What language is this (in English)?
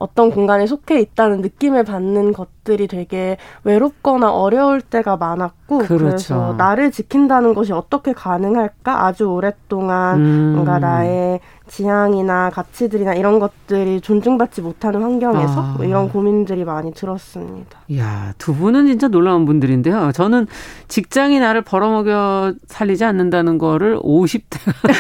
Korean